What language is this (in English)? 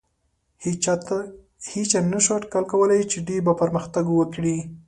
Pashto